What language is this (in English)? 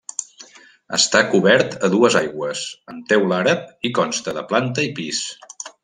Catalan